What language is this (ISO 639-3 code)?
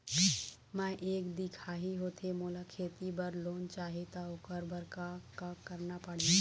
hne